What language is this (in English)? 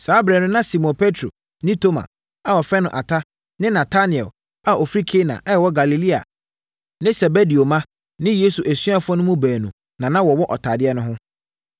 Akan